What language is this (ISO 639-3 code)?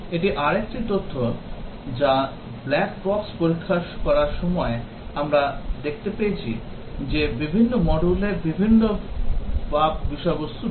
ben